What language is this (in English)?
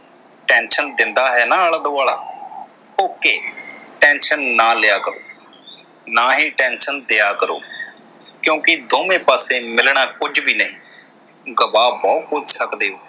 Punjabi